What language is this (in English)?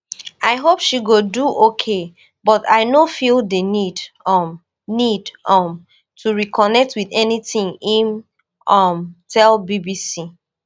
Nigerian Pidgin